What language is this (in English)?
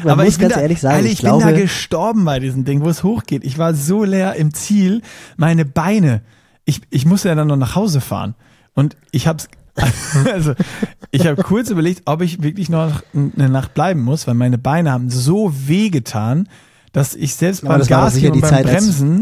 German